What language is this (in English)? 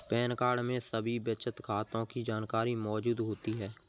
Hindi